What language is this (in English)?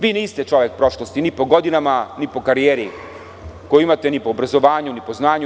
Serbian